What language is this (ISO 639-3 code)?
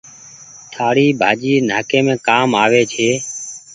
gig